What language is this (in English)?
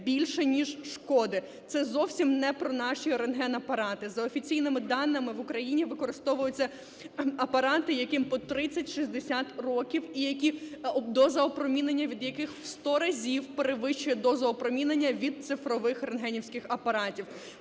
Ukrainian